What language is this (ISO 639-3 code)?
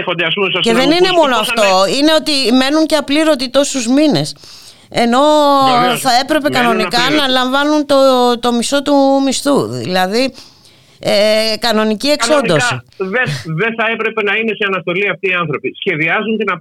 ell